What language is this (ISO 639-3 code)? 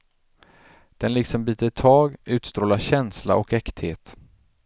swe